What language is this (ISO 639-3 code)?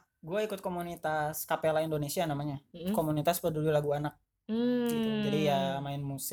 ind